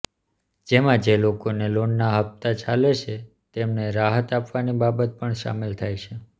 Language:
Gujarati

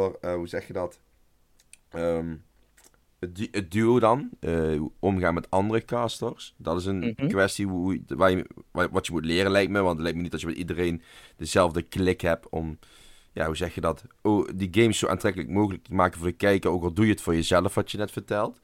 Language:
Dutch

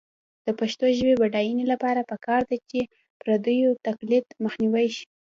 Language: Pashto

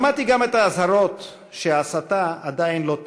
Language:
Hebrew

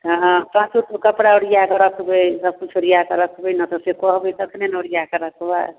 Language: Maithili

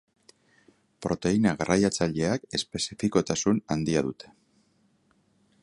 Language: Basque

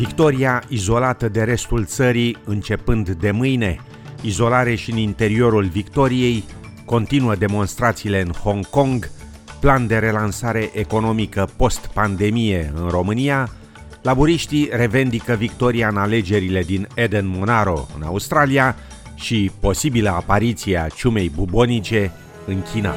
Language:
Romanian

